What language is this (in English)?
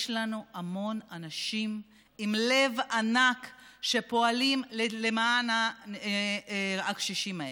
Hebrew